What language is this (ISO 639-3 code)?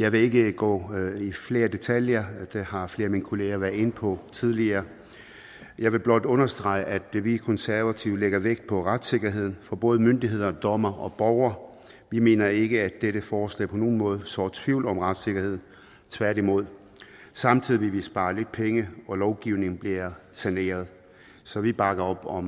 dan